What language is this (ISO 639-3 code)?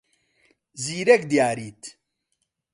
ckb